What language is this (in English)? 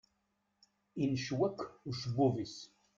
Kabyle